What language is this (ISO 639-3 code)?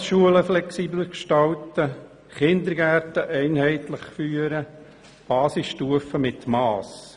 gsw